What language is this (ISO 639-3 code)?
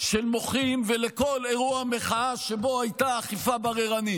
heb